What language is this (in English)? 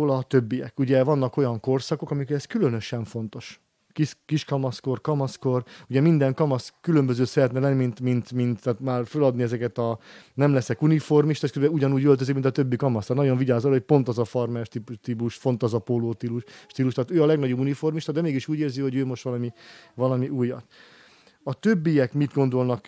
Hungarian